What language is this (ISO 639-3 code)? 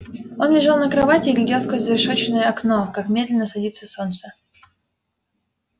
rus